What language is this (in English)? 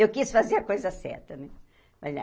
Portuguese